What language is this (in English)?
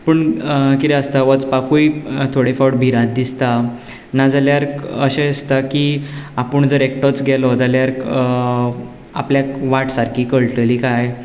Konkani